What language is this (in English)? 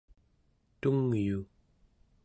Central Yupik